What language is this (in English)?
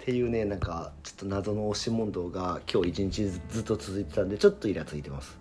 Japanese